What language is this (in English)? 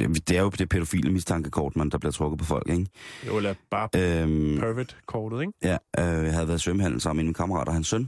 Danish